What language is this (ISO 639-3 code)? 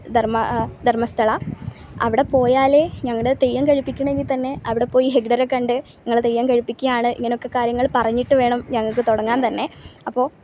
mal